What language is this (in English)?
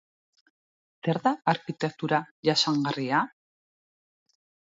Basque